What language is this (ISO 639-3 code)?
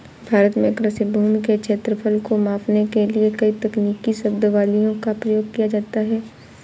hin